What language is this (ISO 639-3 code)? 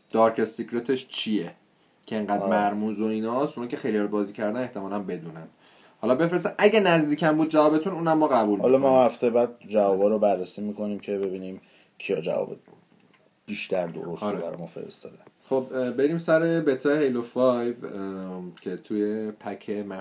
fas